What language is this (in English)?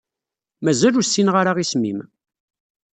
Kabyle